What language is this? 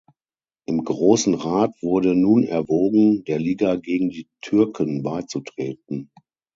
German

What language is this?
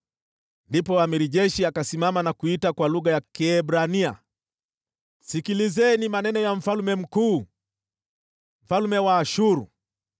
Swahili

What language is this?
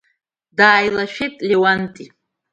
Abkhazian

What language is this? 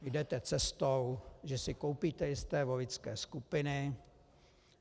Czech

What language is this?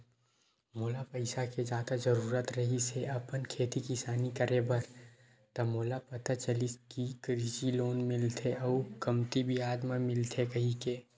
Chhattisgarhi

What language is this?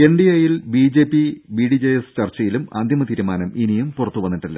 Malayalam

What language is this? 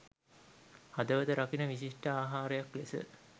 Sinhala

